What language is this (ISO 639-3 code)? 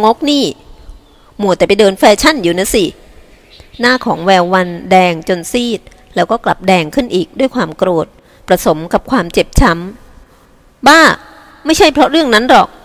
tha